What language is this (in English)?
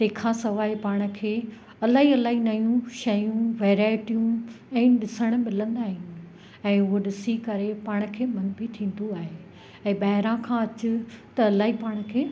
Sindhi